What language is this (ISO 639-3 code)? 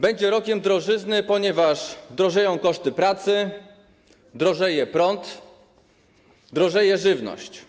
pol